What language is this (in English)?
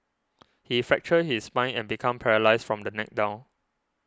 English